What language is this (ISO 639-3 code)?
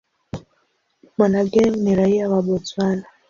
swa